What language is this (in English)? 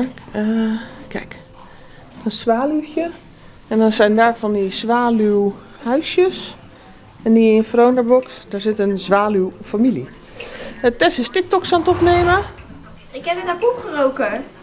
Dutch